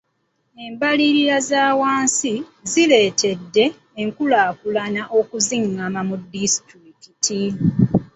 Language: Ganda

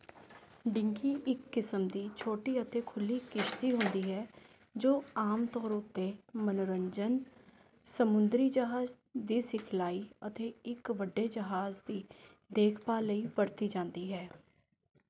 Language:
Punjabi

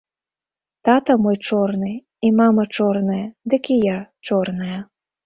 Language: Belarusian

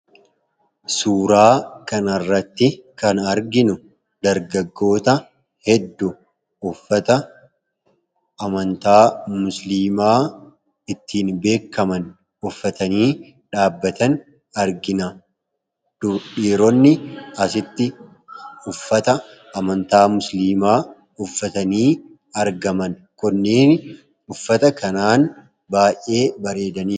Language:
Oromo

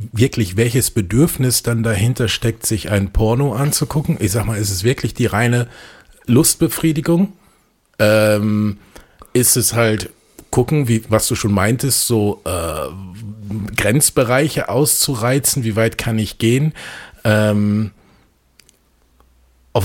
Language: German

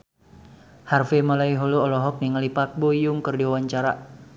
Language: Sundanese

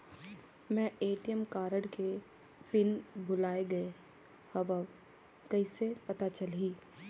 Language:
Chhattisgarhi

